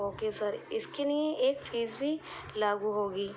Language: Urdu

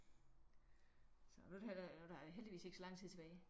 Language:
Danish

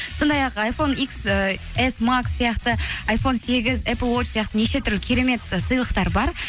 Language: Kazakh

